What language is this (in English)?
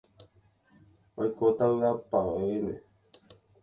Guarani